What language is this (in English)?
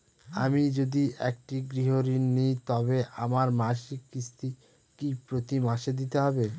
Bangla